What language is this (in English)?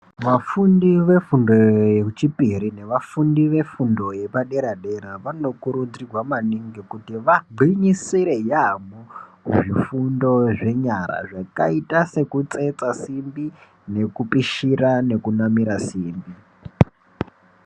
Ndau